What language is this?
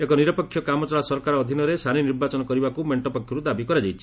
Odia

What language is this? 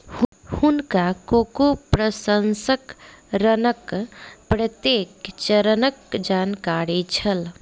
Maithili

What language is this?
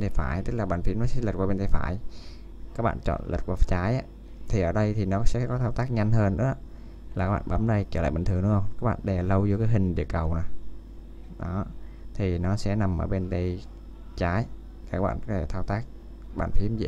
Vietnamese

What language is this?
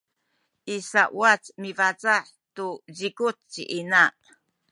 Sakizaya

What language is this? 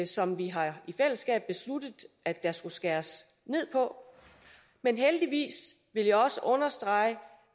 Danish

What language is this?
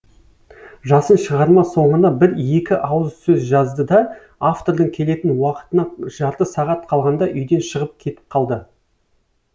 Kazakh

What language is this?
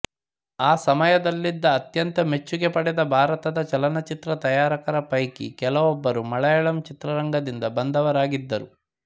Kannada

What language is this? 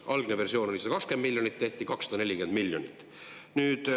Estonian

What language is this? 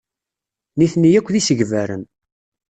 Kabyle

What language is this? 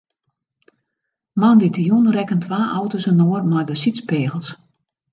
Western Frisian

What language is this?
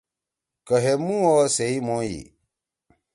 Torwali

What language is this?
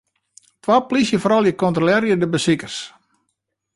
Western Frisian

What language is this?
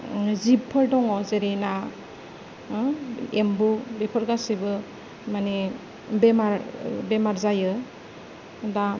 Bodo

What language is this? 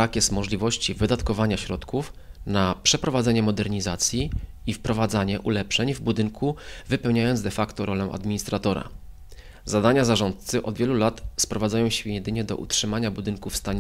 Polish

